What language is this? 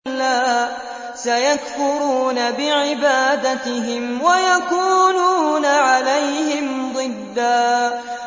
Arabic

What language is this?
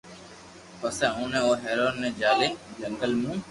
Loarki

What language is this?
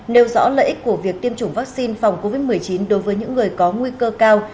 Vietnamese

